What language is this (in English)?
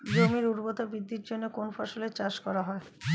Bangla